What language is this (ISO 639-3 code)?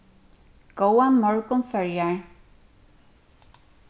fao